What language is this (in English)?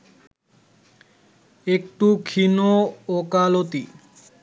Bangla